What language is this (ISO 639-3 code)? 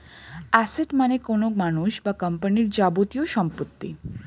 ben